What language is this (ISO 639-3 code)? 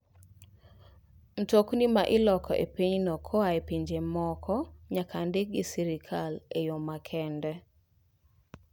luo